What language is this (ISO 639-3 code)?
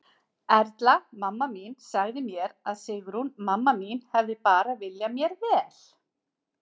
isl